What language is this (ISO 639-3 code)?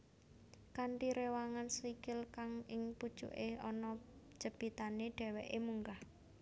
jav